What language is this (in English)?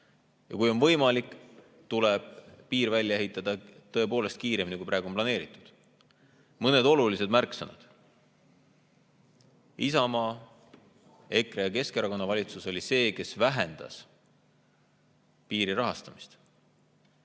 Estonian